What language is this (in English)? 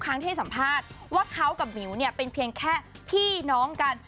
Thai